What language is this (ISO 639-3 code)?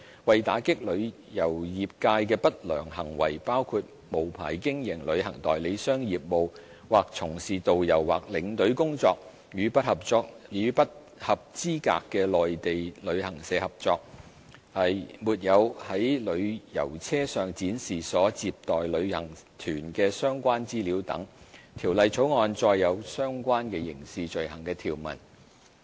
yue